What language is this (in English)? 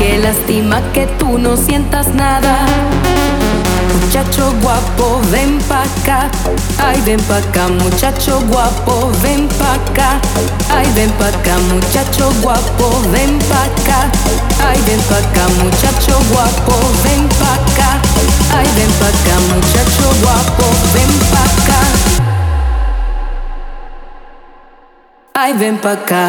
Hungarian